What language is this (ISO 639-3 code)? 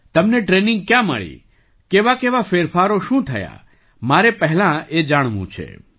guj